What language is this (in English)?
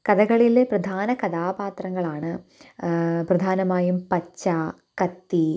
Malayalam